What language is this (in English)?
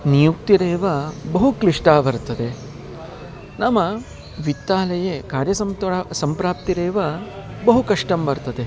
Sanskrit